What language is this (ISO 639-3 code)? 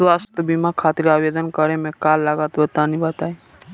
bho